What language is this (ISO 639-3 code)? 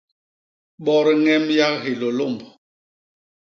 bas